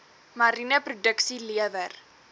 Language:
Afrikaans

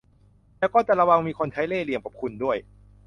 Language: Thai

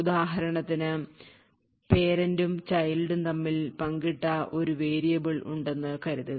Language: Malayalam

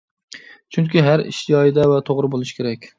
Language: Uyghur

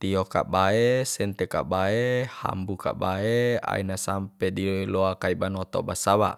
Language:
Bima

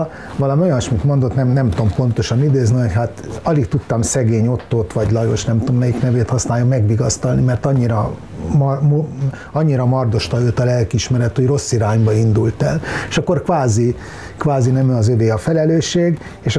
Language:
Hungarian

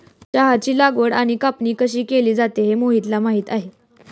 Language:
Marathi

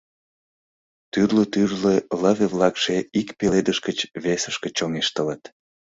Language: Mari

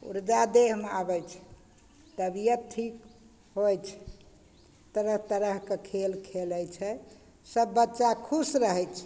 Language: Maithili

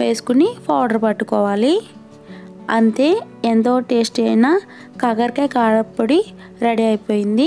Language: Hindi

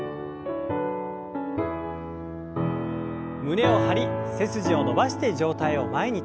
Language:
Japanese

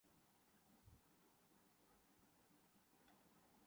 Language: Urdu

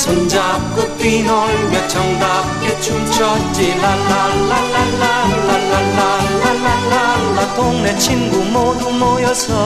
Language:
Korean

